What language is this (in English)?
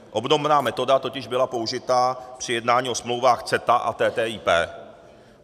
Czech